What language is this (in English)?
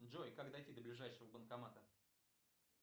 Russian